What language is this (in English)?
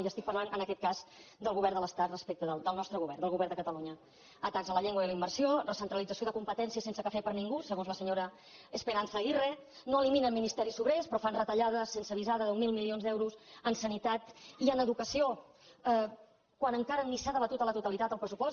Catalan